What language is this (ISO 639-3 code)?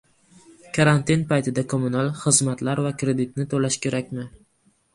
uzb